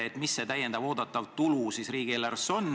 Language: Estonian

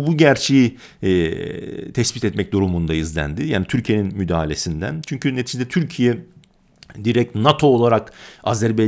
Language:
Turkish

